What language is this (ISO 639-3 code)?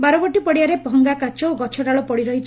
ori